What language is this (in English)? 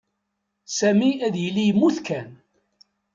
Kabyle